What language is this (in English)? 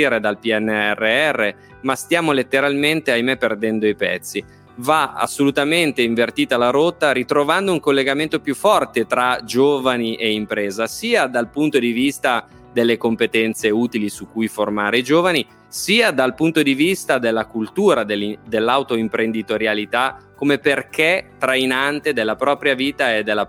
Italian